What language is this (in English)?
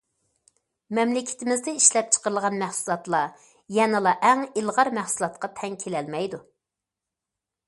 Uyghur